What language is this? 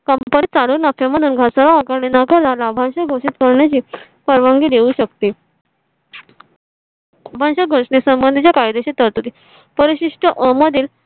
Marathi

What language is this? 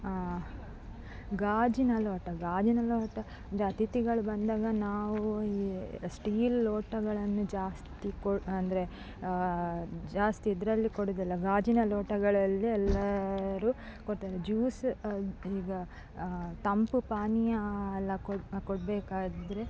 Kannada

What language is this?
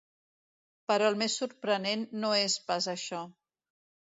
Catalan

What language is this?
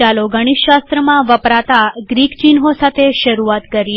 Gujarati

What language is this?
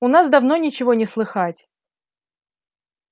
Russian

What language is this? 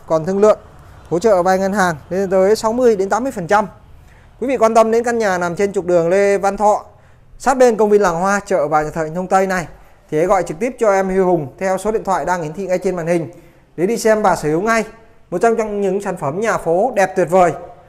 Vietnamese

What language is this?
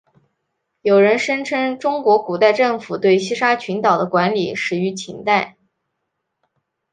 Chinese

